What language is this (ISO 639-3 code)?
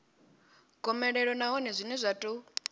ven